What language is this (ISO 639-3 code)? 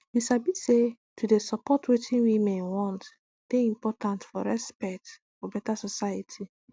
pcm